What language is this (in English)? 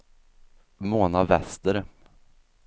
Swedish